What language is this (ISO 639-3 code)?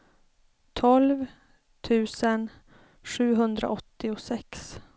swe